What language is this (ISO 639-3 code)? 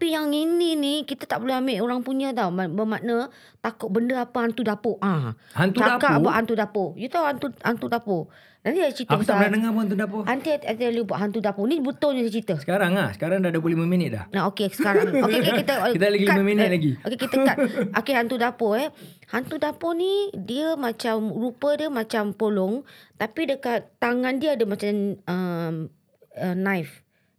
msa